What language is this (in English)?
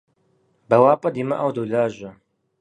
Kabardian